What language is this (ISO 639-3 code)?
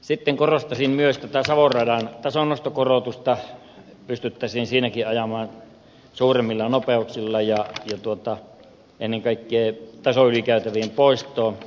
fin